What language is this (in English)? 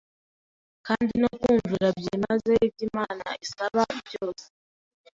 Kinyarwanda